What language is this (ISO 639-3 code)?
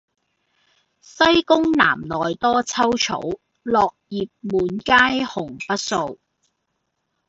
yue